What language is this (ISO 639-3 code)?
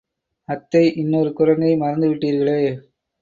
tam